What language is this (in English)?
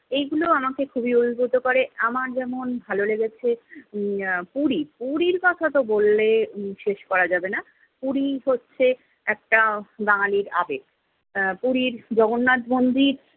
Bangla